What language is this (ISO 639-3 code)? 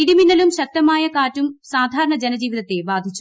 mal